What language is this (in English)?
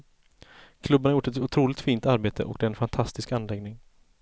Swedish